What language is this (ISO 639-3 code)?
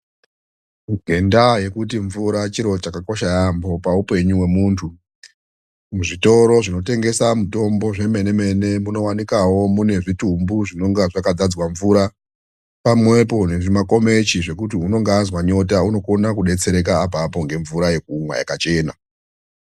ndc